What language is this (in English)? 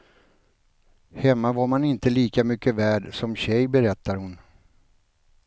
Swedish